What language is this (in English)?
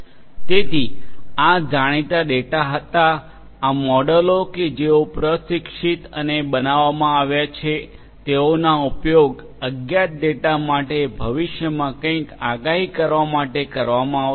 Gujarati